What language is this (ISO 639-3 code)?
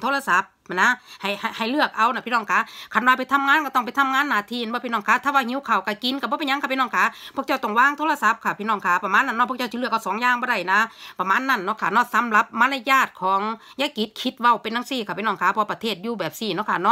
tha